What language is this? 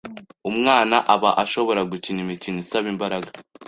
Kinyarwanda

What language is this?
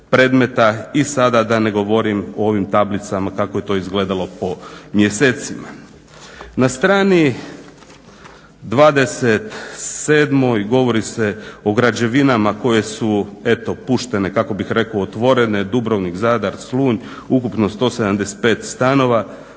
Croatian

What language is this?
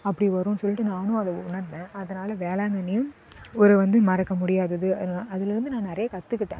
Tamil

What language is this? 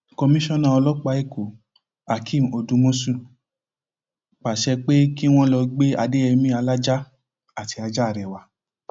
Yoruba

